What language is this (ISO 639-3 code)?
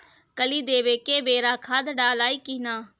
bho